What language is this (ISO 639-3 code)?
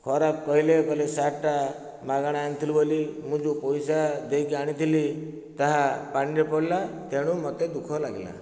ori